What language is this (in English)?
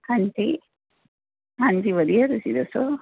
Punjabi